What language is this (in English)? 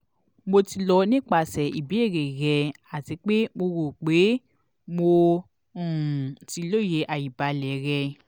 Yoruba